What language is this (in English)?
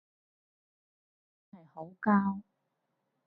Cantonese